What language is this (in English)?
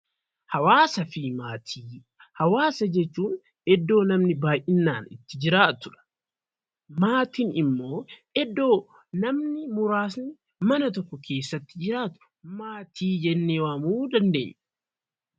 Oromo